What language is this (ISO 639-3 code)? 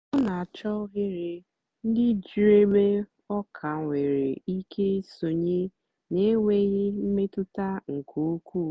ibo